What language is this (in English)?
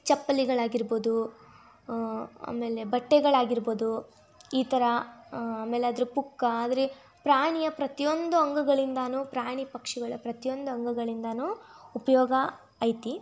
Kannada